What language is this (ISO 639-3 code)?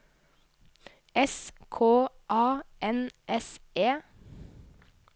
nor